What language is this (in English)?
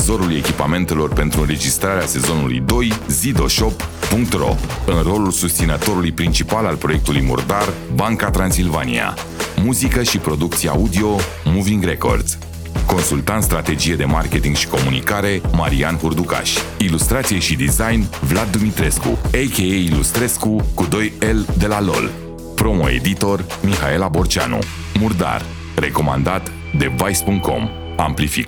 Romanian